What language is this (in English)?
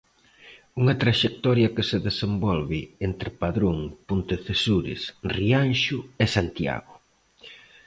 Galician